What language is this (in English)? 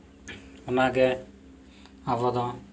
Santali